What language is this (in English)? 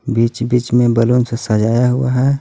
Hindi